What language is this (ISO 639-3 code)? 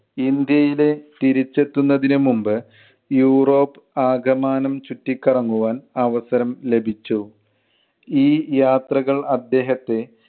mal